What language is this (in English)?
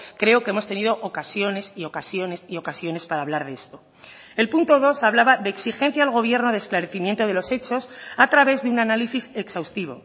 Spanish